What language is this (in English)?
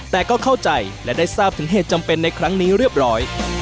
Thai